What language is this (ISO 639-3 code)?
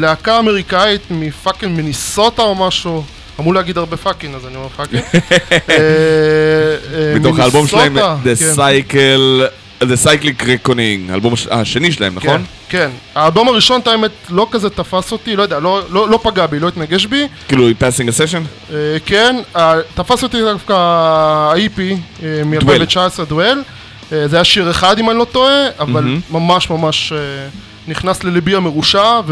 heb